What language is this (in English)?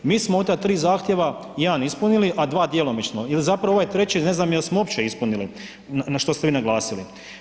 Croatian